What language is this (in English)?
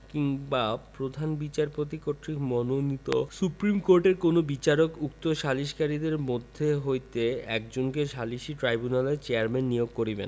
Bangla